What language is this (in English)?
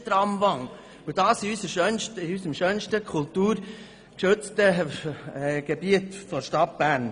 Swiss German